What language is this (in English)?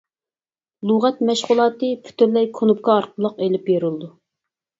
Uyghur